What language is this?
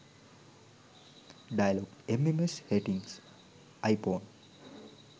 Sinhala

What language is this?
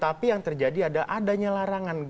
Indonesian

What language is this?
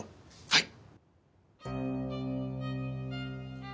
Japanese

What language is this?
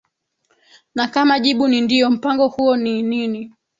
Swahili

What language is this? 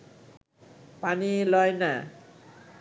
Bangla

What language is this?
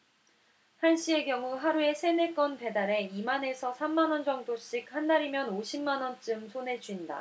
Korean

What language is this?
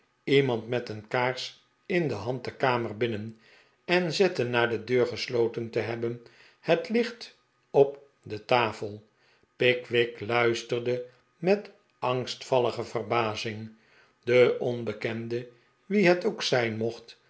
Dutch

